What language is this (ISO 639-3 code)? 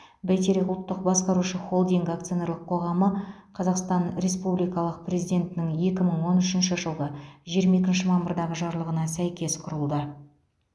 kaz